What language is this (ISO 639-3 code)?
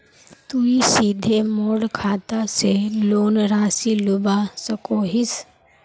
mag